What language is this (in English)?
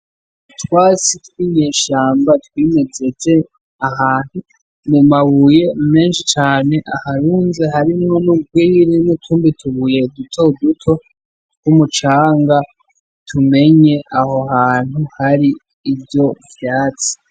Rundi